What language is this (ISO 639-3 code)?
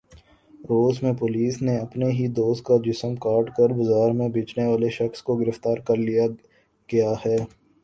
urd